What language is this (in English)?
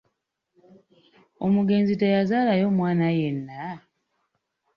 Ganda